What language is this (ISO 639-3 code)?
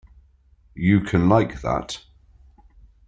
eng